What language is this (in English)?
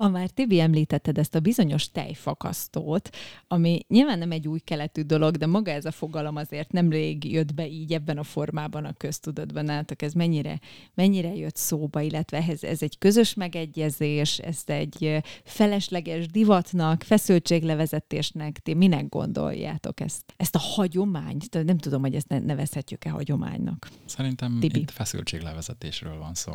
Hungarian